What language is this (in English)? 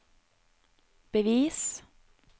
Norwegian